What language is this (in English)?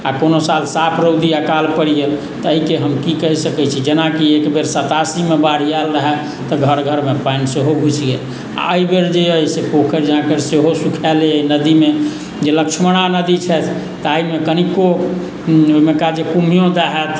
Maithili